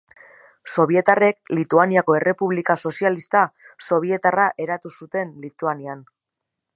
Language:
Basque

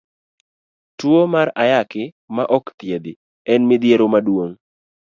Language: Luo (Kenya and Tanzania)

